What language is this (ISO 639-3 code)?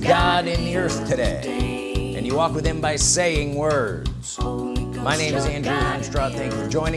eng